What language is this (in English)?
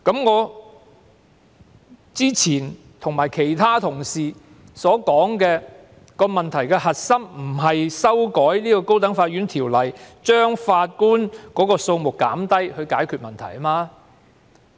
Cantonese